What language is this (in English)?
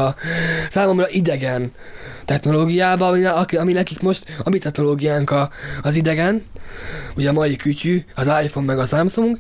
Hungarian